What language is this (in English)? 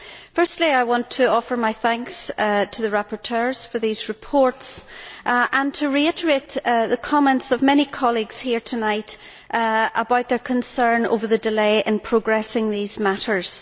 English